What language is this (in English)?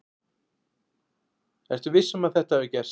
Icelandic